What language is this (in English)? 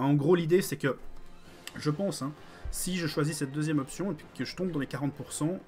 French